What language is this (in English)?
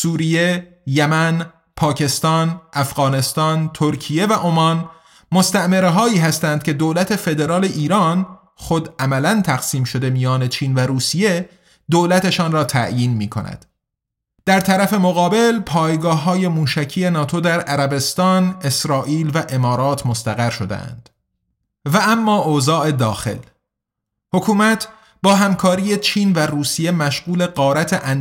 Persian